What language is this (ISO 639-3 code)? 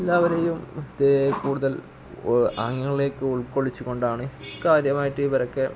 mal